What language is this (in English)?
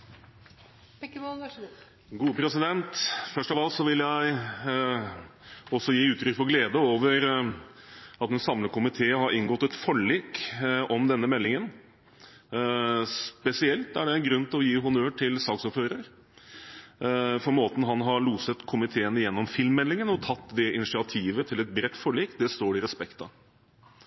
Norwegian Bokmål